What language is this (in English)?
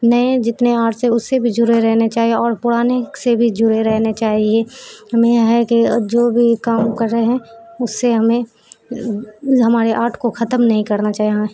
Urdu